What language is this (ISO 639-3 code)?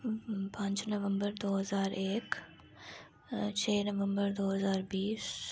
doi